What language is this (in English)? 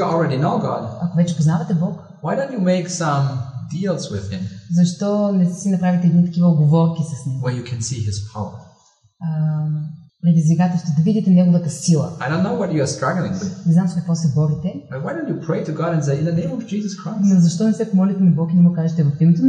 Bulgarian